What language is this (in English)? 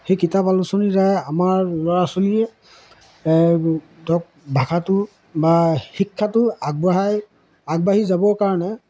Assamese